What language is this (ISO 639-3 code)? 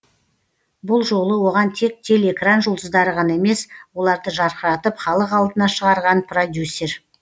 kaz